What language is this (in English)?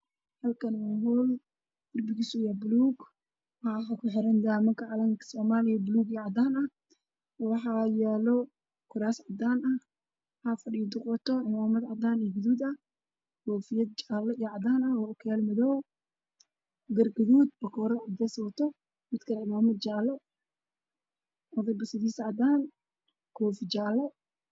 Somali